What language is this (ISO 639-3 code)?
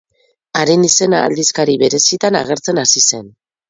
eus